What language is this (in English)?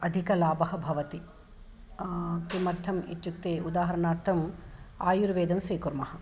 Sanskrit